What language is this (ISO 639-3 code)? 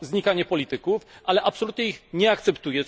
pol